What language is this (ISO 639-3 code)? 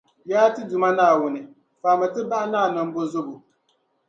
dag